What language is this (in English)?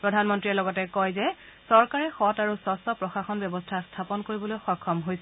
Assamese